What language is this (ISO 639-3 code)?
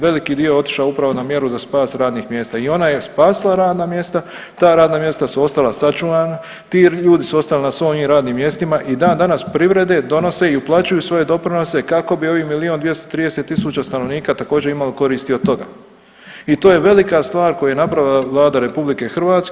hrv